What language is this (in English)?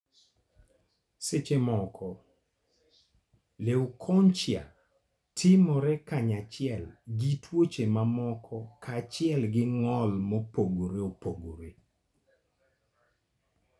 Luo (Kenya and Tanzania)